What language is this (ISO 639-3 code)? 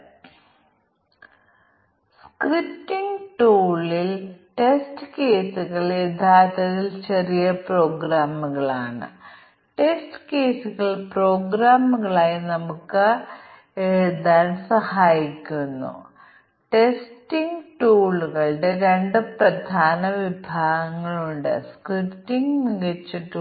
mal